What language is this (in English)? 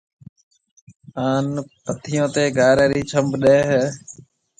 Marwari (Pakistan)